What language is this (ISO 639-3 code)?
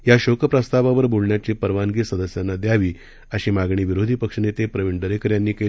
mar